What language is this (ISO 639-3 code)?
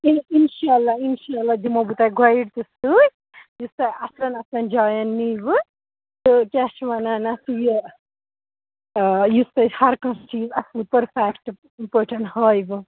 kas